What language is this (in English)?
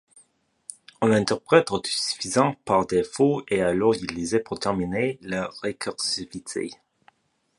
French